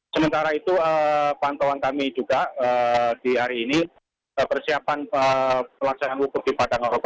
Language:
Indonesian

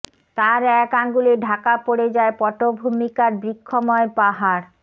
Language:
Bangla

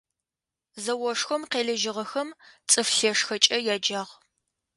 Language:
Adyghe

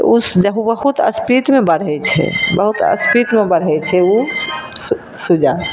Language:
Maithili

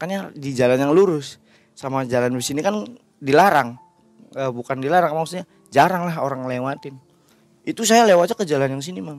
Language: Indonesian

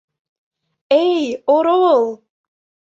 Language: Mari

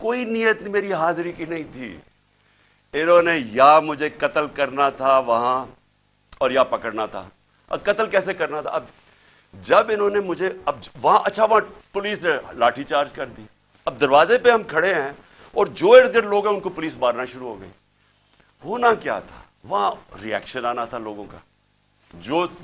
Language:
Urdu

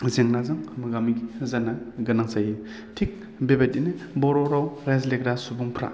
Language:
Bodo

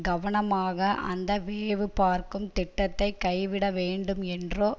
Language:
Tamil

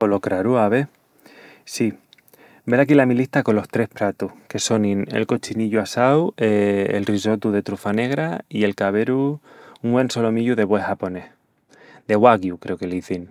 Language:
Extremaduran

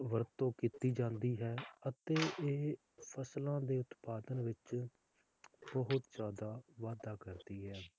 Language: Punjabi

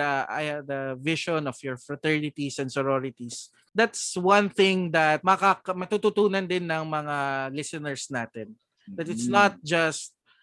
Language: Filipino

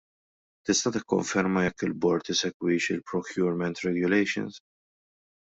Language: Maltese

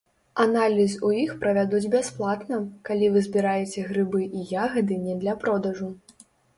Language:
Belarusian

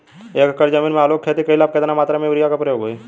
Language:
Bhojpuri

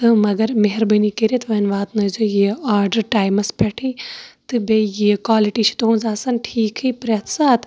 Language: Kashmiri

